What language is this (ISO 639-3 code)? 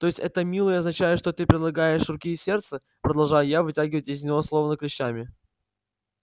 rus